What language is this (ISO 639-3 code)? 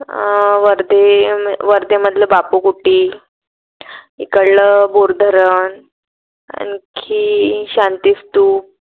mar